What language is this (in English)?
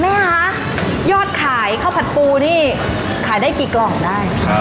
Thai